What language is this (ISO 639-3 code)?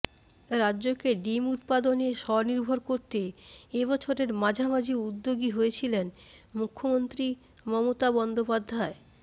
ben